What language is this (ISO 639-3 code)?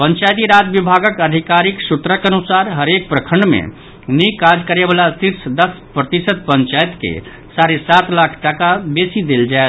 mai